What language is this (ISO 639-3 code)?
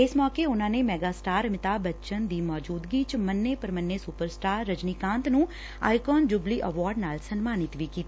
pan